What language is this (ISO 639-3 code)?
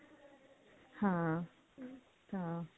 pan